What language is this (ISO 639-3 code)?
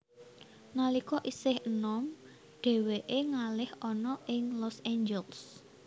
jav